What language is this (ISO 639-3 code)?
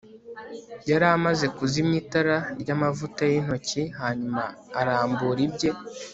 kin